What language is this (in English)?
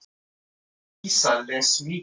Icelandic